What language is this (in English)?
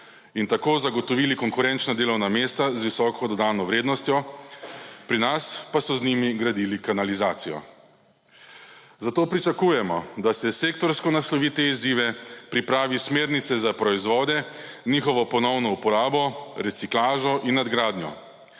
Slovenian